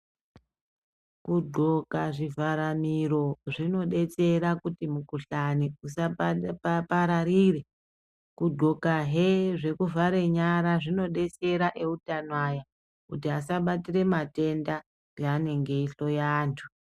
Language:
Ndau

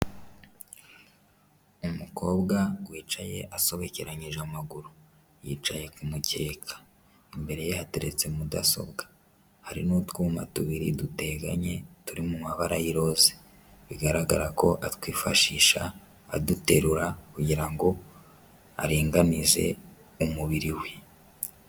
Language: Kinyarwanda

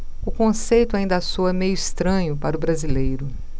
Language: Portuguese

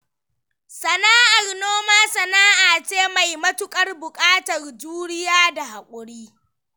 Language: Hausa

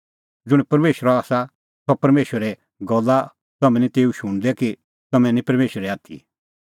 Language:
Kullu Pahari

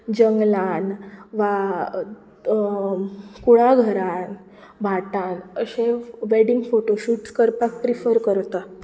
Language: Konkani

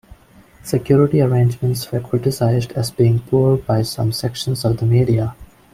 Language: English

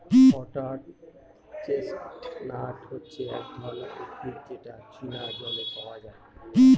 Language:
Bangla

